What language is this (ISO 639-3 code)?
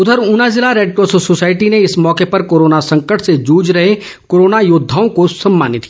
hin